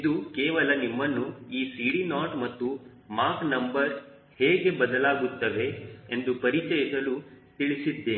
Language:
Kannada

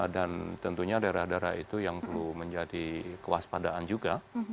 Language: Indonesian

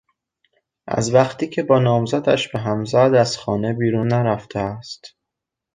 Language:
Persian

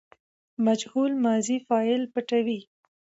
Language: Pashto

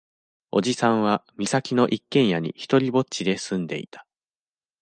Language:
Japanese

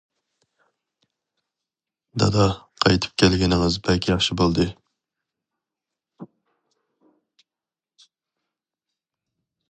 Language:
Uyghur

